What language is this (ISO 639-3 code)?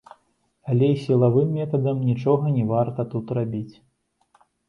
bel